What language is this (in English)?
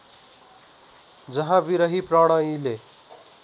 Nepali